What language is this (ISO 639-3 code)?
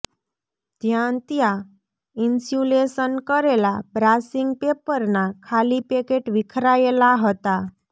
guj